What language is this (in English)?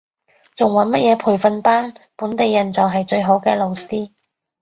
Cantonese